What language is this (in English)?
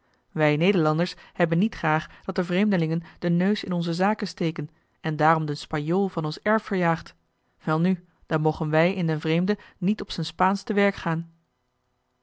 Dutch